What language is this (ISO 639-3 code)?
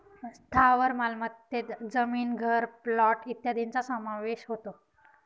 mar